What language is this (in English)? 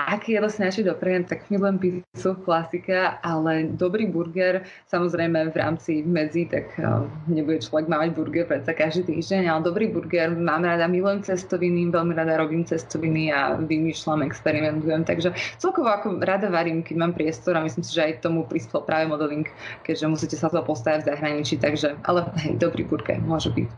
Slovak